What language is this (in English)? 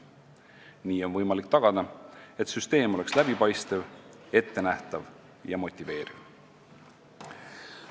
Estonian